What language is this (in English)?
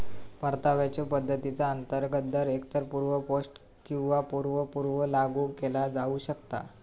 Marathi